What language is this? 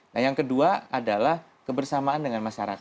Indonesian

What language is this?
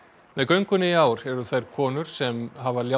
Icelandic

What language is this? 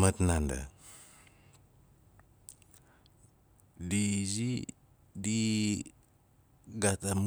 Nalik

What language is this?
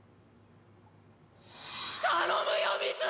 Japanese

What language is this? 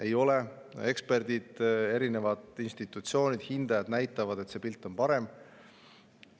Estonian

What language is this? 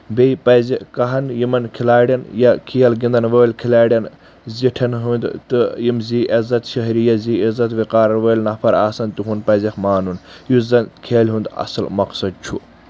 Kashmiri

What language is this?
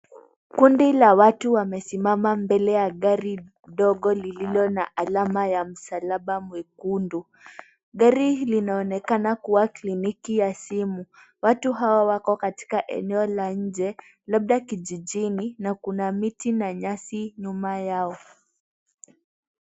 Swahili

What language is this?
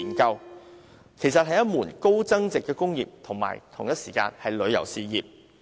Cantonese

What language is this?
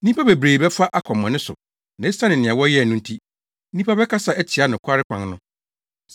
Akan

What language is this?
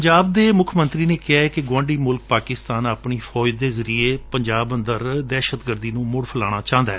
Punjabi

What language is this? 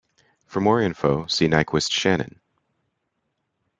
English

